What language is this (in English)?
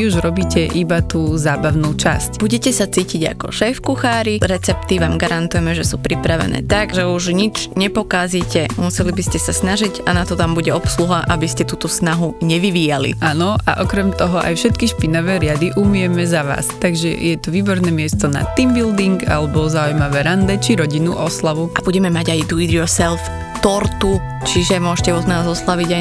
Slovak